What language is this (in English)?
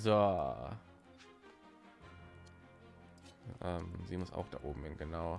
German